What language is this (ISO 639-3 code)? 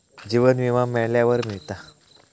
mar